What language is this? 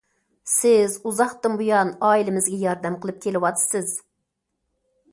Uyghur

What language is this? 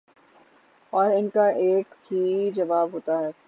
Urdu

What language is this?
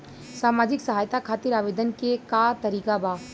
Bhojpuri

